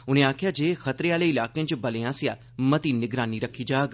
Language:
Dogri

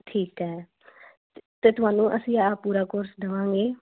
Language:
Punjabi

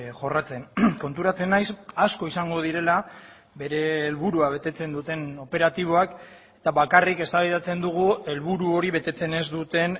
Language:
Basque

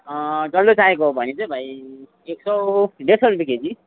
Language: Nepali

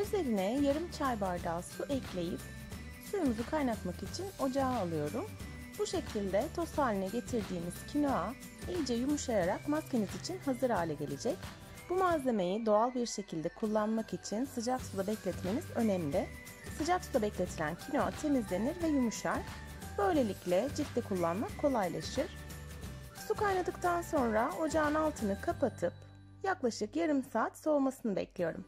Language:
Turkish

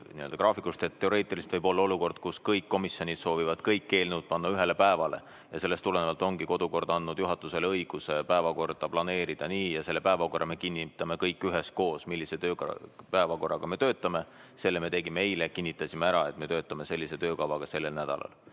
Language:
Estonian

